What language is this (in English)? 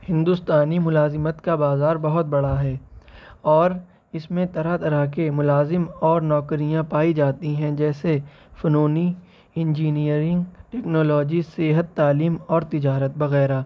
Urdu